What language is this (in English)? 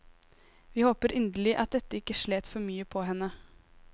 Norwegian